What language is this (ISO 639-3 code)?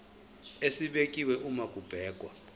zul